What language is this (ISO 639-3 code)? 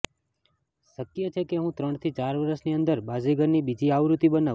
guj